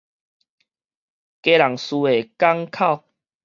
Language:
Min Nan Chinese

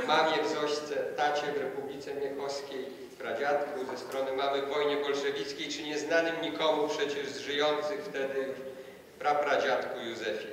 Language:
Polish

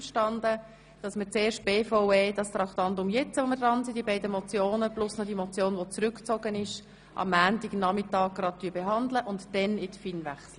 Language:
Swiss German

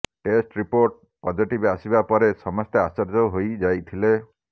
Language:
Odia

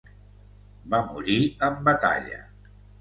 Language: Catalan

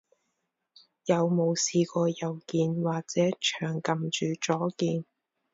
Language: Cantonese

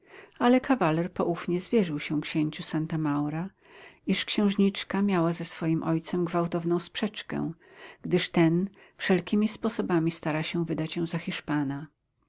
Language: Polish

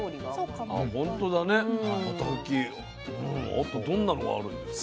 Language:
Japanese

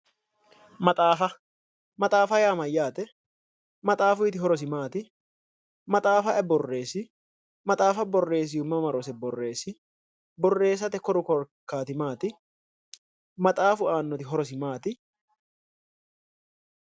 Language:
Sidamo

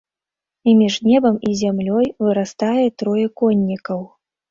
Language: Belarusian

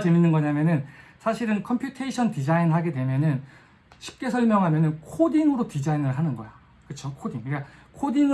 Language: Korean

